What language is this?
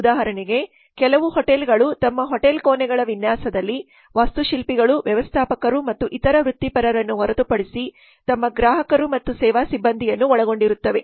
Kannada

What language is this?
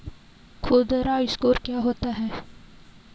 Hindi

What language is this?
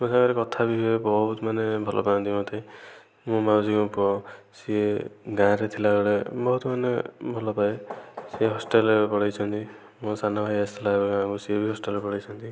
Odia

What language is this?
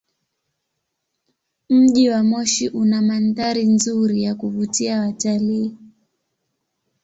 Swahili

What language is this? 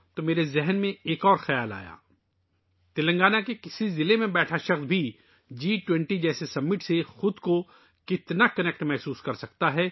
Urdu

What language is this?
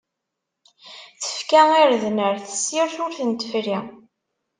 Kabyle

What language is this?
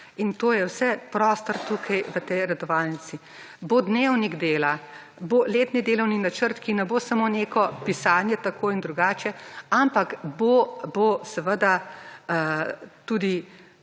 Slovenian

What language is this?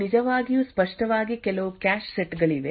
Kannada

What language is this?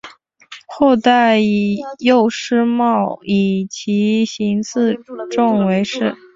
Chinese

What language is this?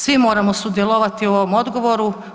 Croatian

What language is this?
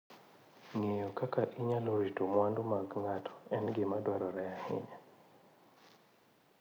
Luo (Kenya and Tanzania)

